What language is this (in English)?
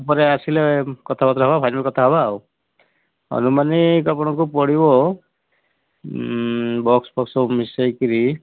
Odia